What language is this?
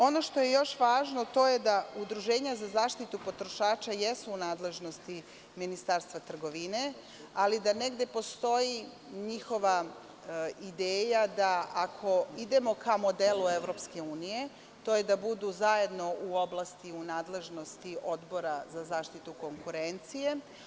Serbian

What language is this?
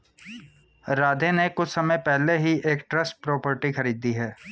Hindi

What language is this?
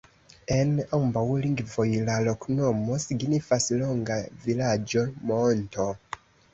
Esperanto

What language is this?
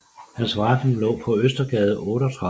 Danish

